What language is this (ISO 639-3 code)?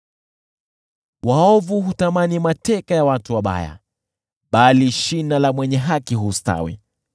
swa